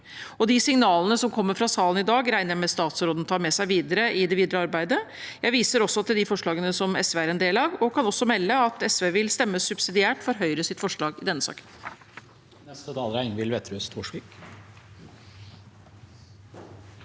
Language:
Norwegian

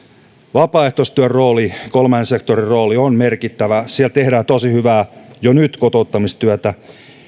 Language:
Finnish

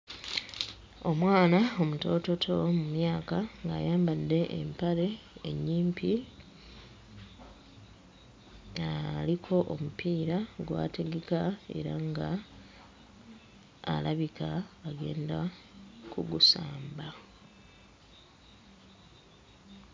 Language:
Ganda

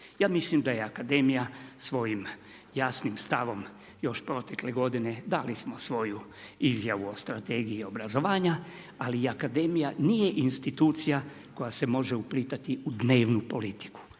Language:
Croatian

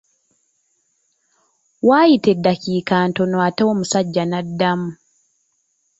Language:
Ganda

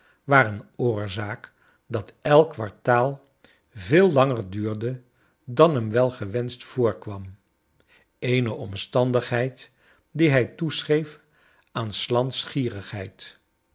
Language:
Dutch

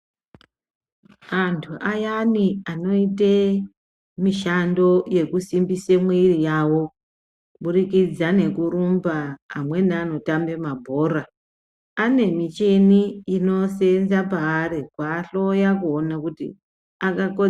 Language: Ndau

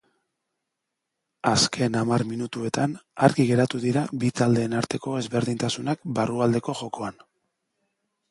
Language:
Basque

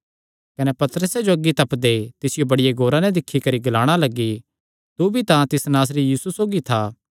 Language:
Kangri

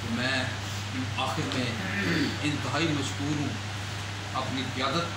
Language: Hindi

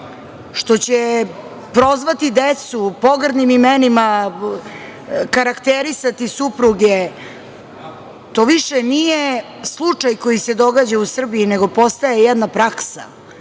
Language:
Serbian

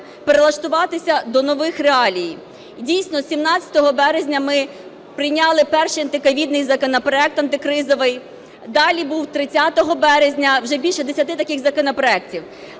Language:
Ukrainian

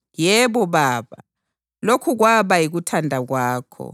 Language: North Ndebele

